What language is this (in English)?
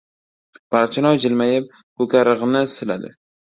Uzbek